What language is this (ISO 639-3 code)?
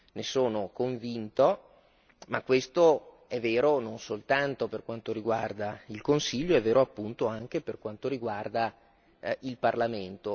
ita